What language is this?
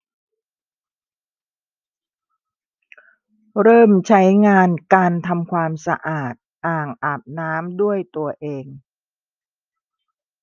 Thai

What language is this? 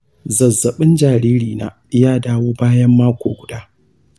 Hausa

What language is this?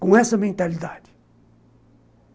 Portuguese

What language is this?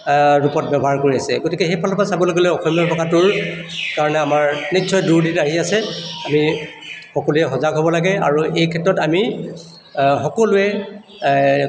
Assamese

